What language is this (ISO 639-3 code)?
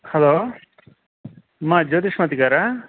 tel